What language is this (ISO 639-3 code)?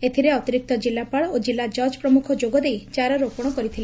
ori